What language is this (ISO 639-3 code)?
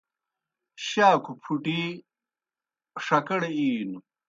plk